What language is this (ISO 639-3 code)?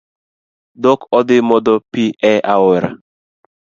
luo